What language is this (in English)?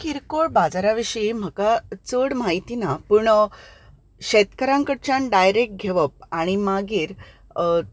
Konkani